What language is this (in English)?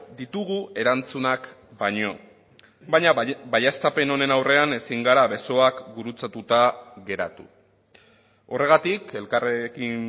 Basque